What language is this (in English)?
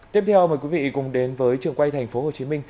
Vietnamese